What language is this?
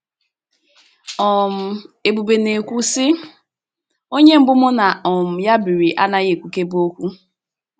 Igbo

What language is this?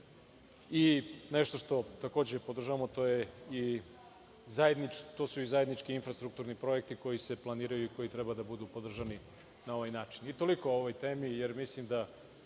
Serbian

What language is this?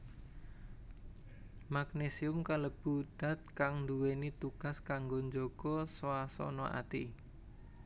Javanese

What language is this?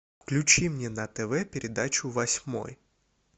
Russian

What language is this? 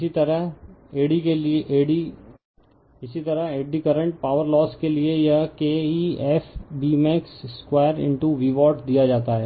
Hindi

